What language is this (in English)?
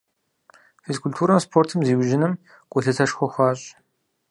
Kabardian